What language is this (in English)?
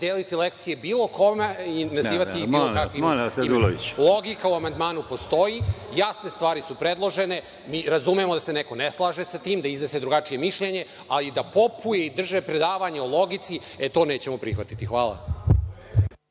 Serbian